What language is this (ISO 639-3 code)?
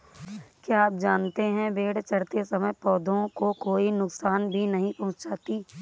hin